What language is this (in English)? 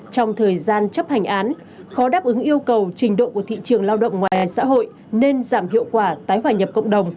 Vietnamese